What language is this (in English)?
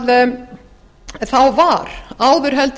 Icelandic